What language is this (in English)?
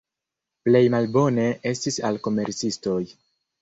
Esperanto